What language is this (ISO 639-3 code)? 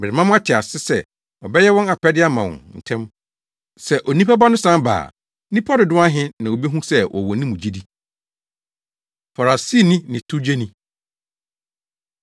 aka